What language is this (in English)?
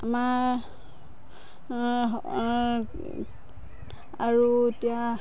Assamese